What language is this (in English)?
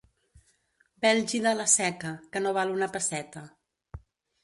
Catalan